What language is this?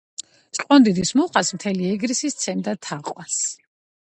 Georgian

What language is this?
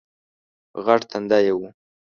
Pashto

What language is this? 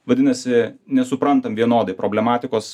Lithuanian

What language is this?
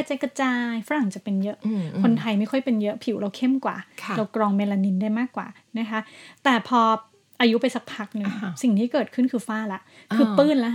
Thai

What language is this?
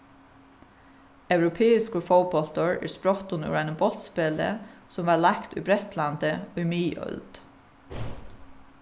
Faroese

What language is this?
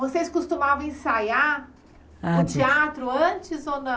Portuguese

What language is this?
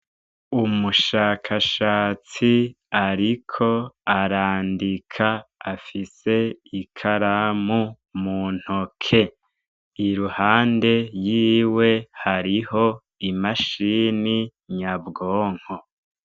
Rundi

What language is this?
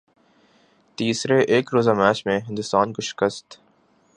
Urdu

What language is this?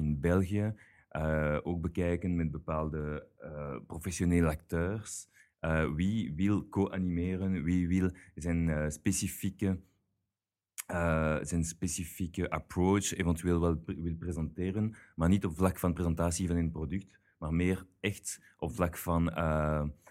Dutch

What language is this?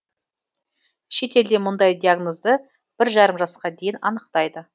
Kazakh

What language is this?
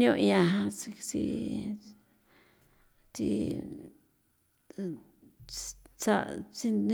San Felipe Otlaltepec Popoloca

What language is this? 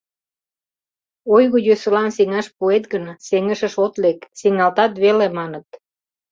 Mari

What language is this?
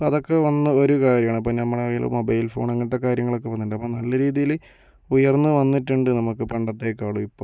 Malayalam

